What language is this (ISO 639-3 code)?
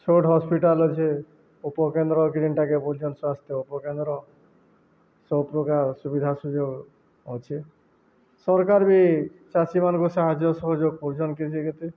ori